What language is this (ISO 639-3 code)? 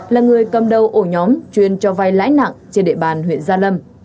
vie